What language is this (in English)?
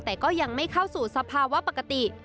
Thai